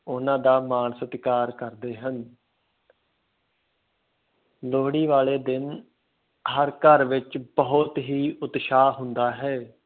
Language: Punjabi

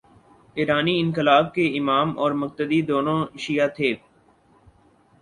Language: Urdu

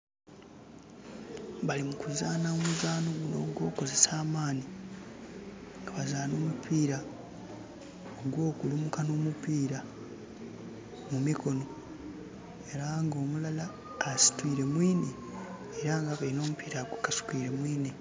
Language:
Soga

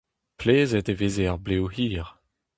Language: Breton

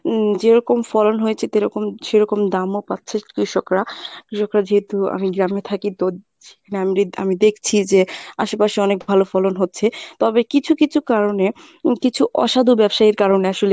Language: Bangla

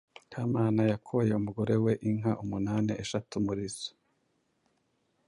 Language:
Kinyarwanda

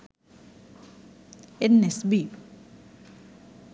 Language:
Sinhala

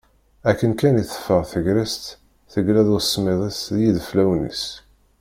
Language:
Kabyle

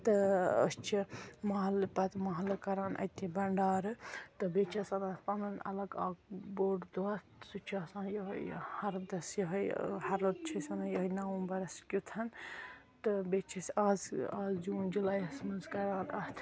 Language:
Kashmiri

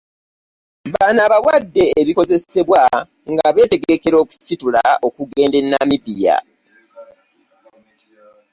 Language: Ganda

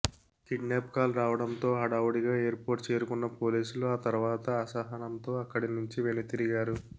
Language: Telugu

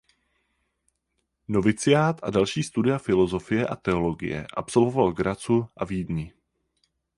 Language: Czech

